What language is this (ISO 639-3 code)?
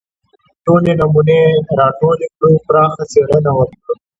pus